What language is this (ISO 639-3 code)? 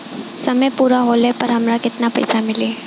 bho